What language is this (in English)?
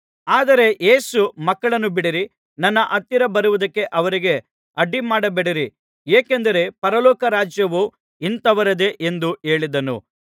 Kannada